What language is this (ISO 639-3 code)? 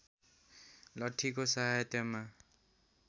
nep